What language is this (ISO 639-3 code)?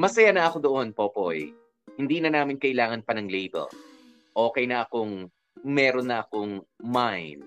fil